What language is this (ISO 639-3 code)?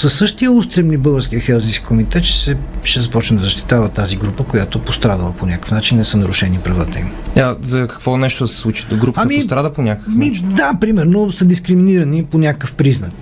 bul